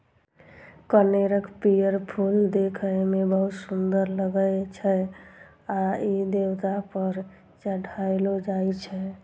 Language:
Maithili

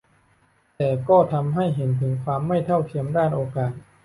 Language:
Thai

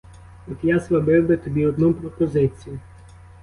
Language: Ukrainian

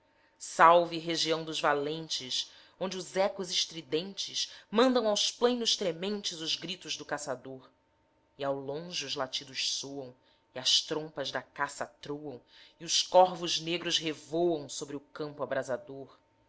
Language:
Portuguese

